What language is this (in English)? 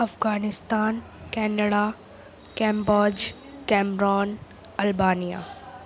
Urdu